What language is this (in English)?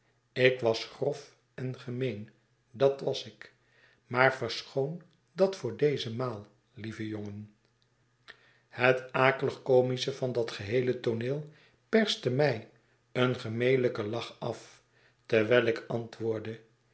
Dutch